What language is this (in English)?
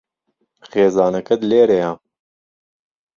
Central Kurdish